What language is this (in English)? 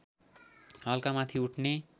Nepali